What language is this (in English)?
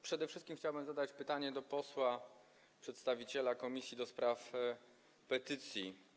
Polish